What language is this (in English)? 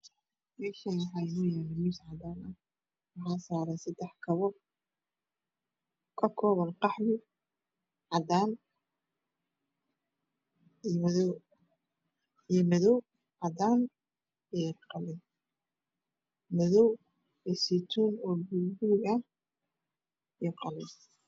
Somali